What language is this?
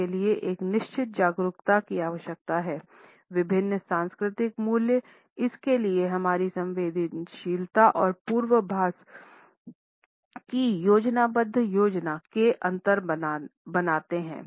Hindi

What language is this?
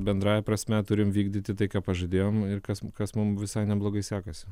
Lithuanian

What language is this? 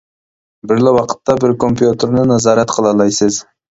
Uyghur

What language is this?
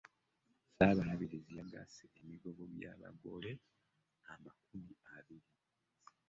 Ganda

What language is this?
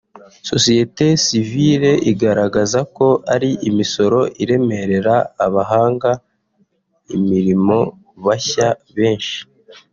Kinyarwanda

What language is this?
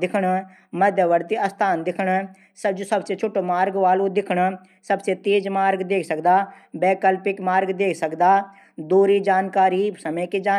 Garhwali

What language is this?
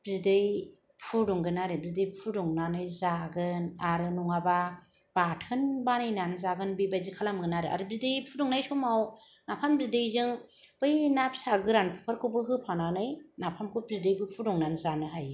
Bodo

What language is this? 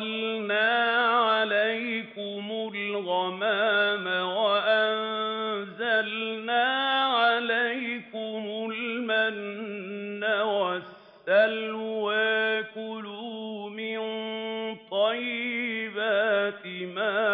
Arabic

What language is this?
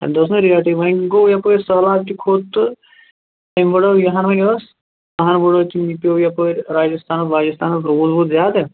Kashmiri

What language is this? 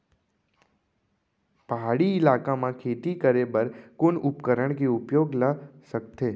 Chhattisgarhi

